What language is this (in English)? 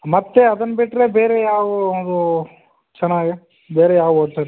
Kannada